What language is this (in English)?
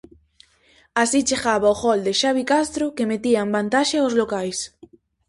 Galician